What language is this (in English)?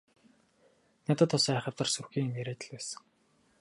Mongolian